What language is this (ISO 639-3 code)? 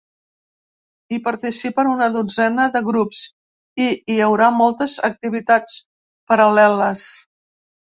cat